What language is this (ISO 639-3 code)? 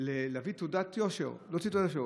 heb